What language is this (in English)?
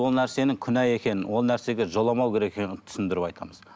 Kazakh